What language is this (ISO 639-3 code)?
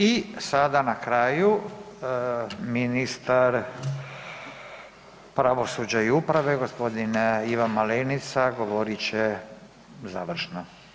hrv